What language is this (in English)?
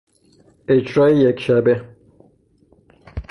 Persian